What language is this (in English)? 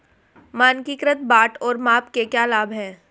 Hindi